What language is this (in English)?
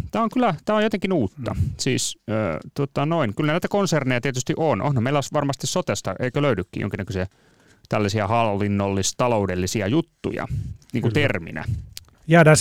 Finnish